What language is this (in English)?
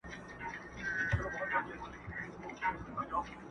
Pashto